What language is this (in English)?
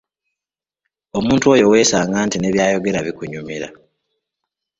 Ganda